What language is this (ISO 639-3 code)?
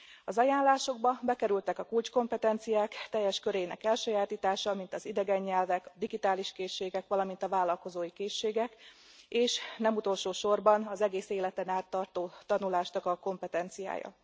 hun